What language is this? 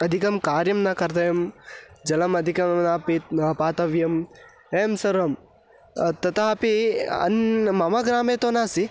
Sanskrit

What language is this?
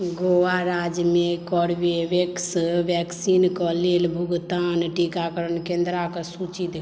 Maithili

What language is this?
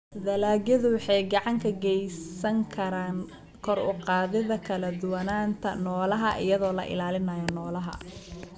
Somali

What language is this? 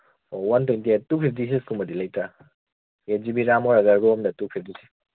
Manipuri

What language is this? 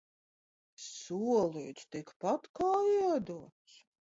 Latvian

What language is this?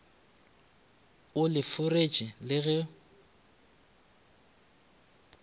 Northern Sotho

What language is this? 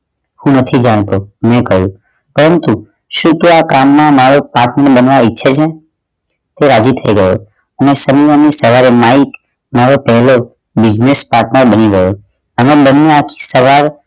Gujarati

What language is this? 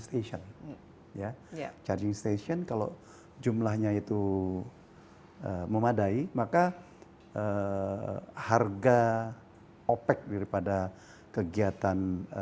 Indonesian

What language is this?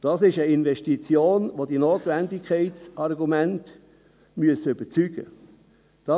Swiss German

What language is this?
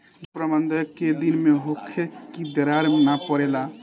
Bhojpuri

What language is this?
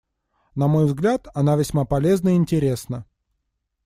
Russian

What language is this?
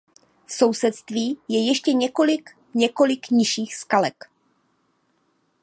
Czech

